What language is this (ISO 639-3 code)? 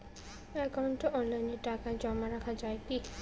ben